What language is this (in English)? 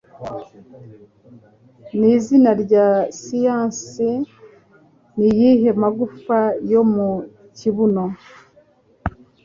Kinyarwanda